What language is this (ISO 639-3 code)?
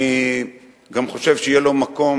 heb